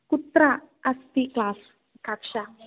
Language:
Sanskrit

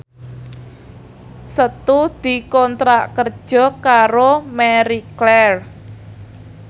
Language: Javanese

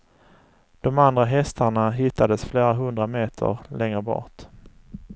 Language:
Swedish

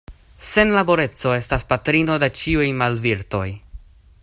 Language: Esperanto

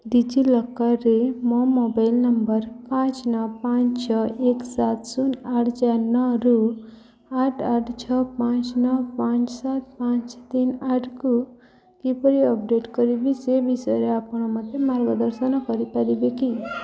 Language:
Odia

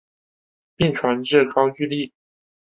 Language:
Chinese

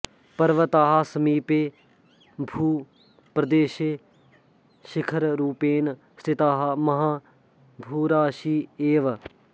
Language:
Sanskrit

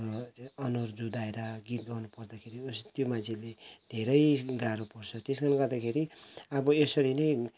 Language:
Nepali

